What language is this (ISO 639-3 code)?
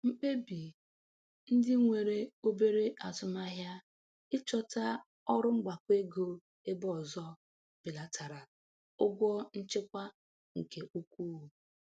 ibo